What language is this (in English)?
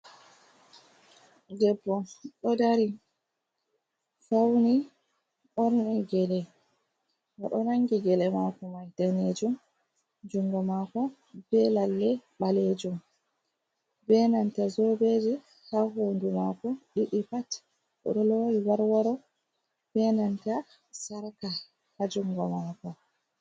Fula